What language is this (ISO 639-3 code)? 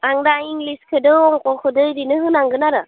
brx